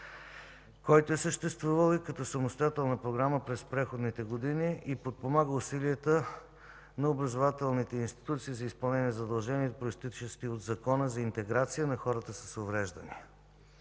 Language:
Bulgarian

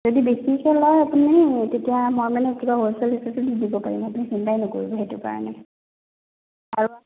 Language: Assamese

